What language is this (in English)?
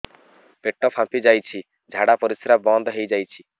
Odia